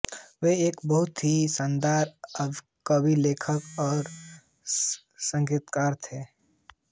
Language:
Hindi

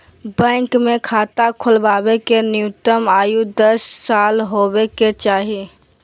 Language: Magahi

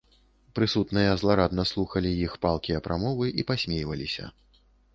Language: Belarusian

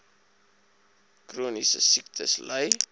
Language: Afrikaans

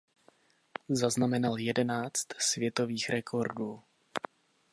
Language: Czech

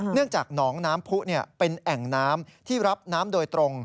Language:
Thai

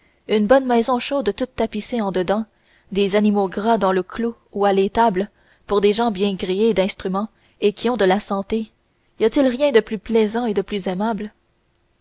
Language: French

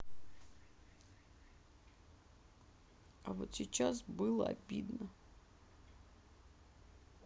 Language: Russian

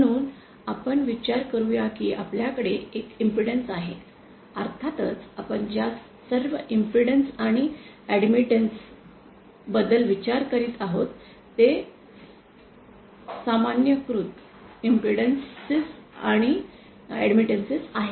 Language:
Marathi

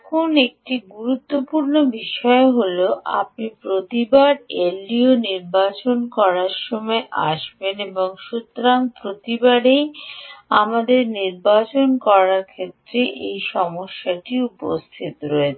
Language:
Bangla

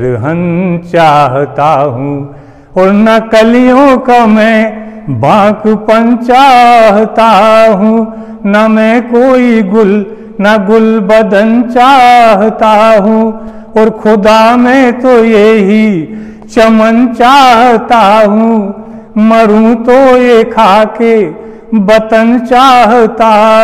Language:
Hindi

